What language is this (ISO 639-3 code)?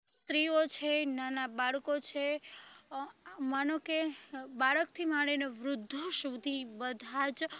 guj